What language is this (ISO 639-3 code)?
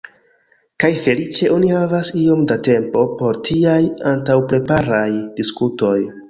epo